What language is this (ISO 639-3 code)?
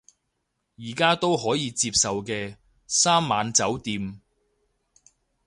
yue